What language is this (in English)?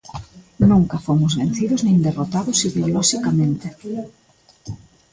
Galician